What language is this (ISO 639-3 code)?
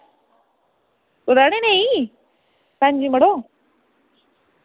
doi